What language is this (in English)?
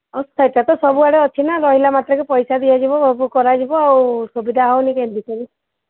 Odia